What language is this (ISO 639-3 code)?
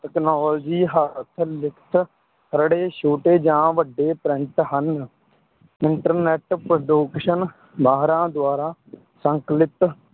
pan